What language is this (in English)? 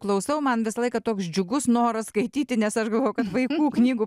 Lithuanian